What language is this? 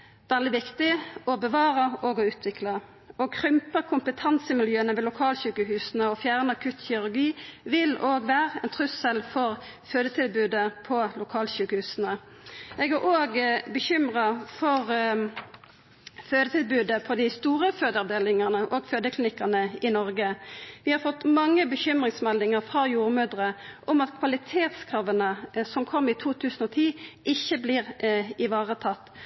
Norwegian Nynorsk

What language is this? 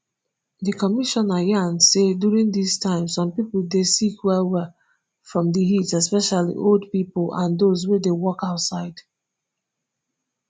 Nigerian Pidgin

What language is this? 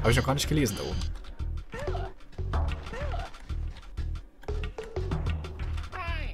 German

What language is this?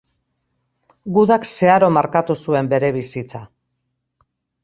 Basque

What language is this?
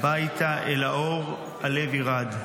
Hebrew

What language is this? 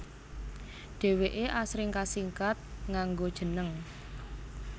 Javanese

